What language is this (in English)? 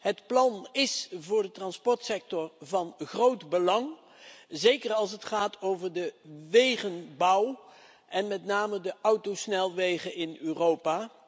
Dutch